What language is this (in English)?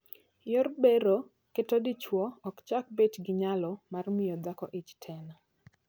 Luo (Kenya and Tanzania)